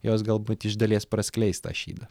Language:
Lithuanian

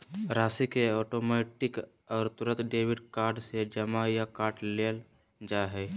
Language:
Magahi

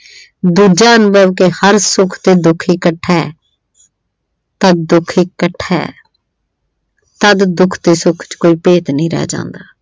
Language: Punjabi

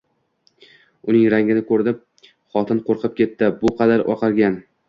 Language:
Uzbek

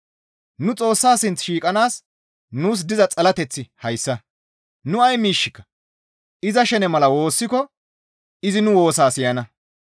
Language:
Gamo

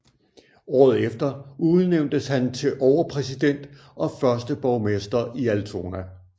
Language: Danish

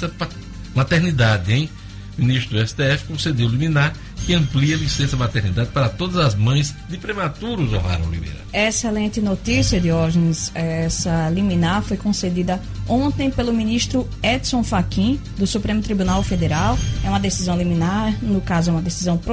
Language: Portuguese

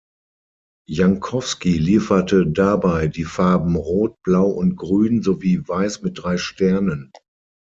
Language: German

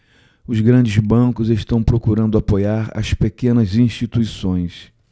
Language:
Portuguese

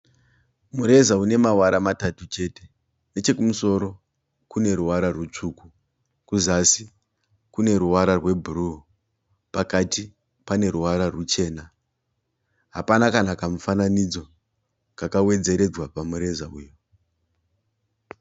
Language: Shona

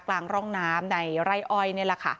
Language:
Thai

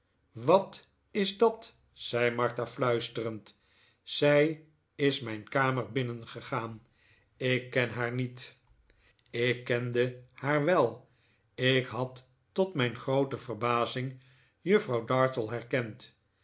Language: Dutch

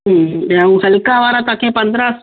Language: Sindhi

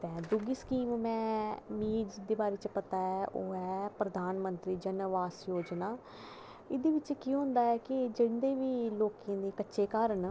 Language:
Dogri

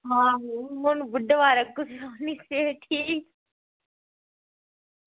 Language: Dogri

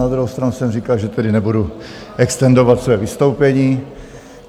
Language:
Czech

